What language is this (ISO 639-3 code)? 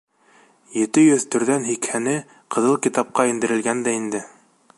bak